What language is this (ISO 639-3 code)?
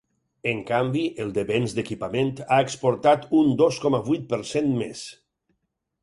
cat